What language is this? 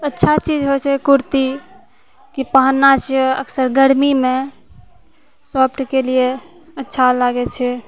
Maithili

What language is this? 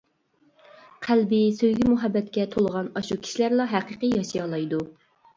Uyghur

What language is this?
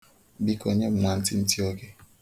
Igbo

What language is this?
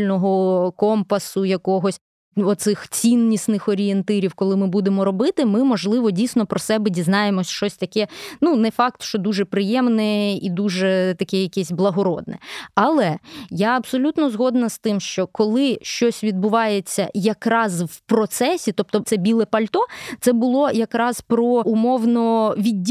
Ukrainian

